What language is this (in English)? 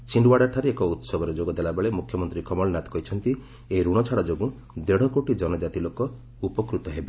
Odia